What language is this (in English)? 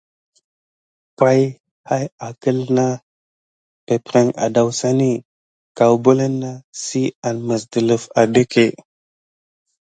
Gidar